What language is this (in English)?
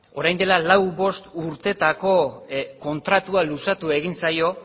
Basque